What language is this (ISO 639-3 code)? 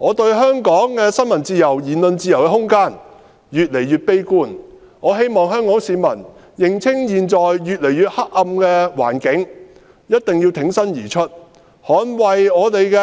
yue